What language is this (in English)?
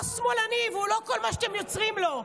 Hebrew